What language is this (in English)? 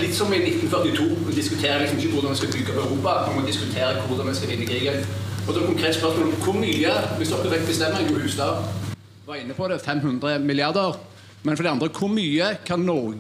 Norwegian